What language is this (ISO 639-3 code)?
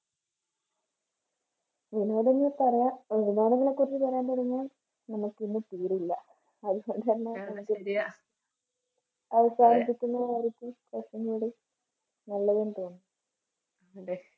mal